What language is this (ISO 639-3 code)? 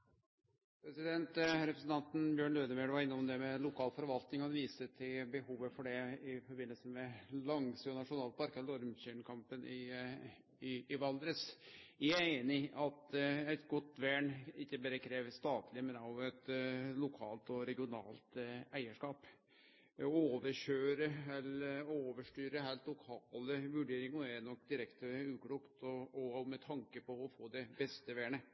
nor